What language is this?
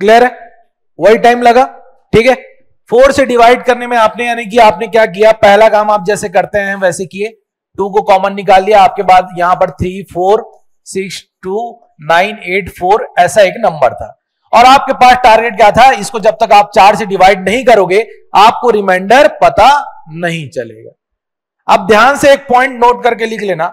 Hindi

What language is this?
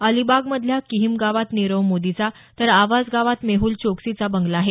Marathi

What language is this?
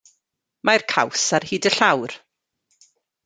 Welsh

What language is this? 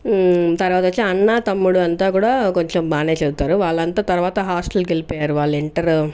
Telugu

